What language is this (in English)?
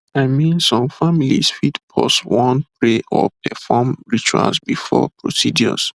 Nigerian Pidgin